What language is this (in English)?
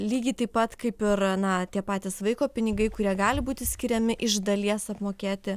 Lithuanian